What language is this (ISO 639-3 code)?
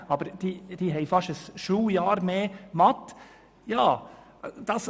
gsw